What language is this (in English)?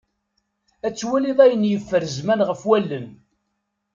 Kabyle